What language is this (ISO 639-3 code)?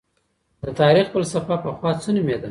pus